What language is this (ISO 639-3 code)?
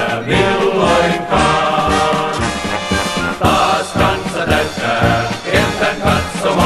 fin